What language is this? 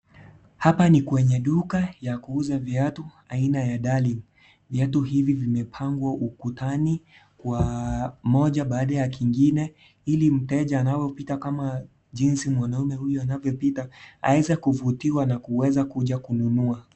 Swahili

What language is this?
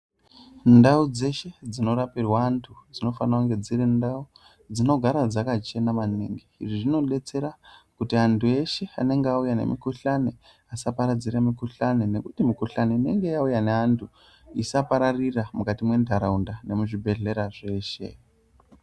Ndau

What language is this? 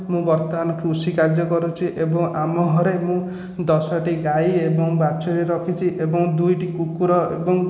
Odia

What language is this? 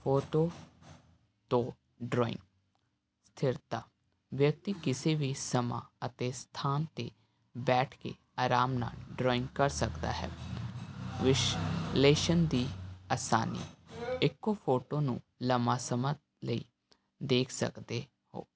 Punjabi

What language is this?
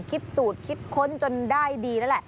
Thai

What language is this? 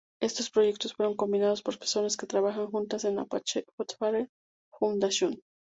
Spanish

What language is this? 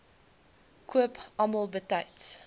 Afrikaans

